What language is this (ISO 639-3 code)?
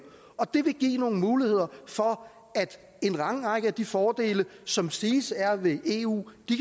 dan